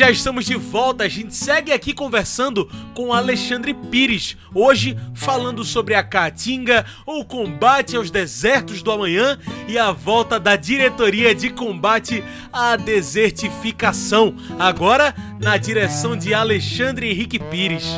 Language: Portuguese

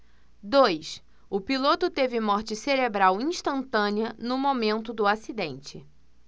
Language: Portuguese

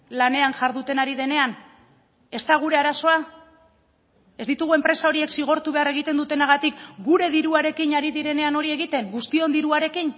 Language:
Basque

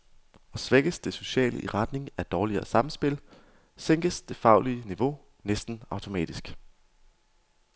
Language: Danish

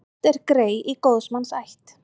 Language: Icelandic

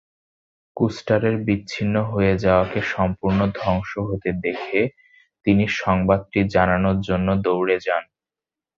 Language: Bangla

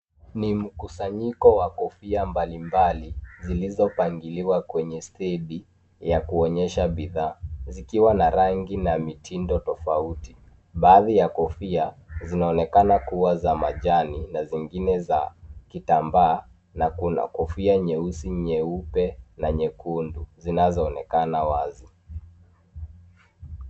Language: Swahili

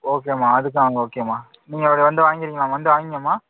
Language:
Tamil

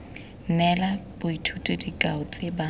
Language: Tswana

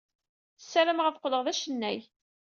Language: Kabyle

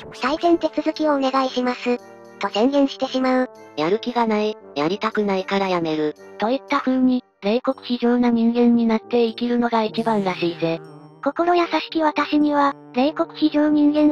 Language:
Japanese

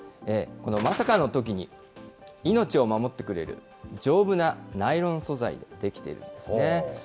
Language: Japanese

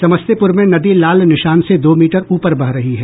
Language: Hindi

